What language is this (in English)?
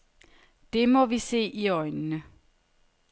Danish